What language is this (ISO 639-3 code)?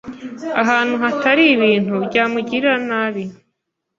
kin